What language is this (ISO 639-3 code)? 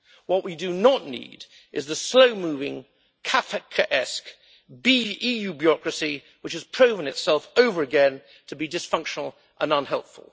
eng